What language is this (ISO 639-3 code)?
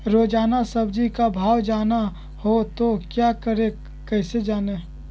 mag